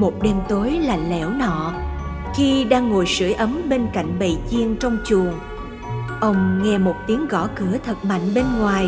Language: Vietnamese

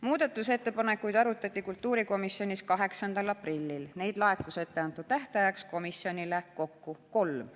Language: Estonian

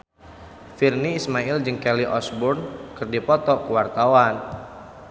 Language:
Sundanese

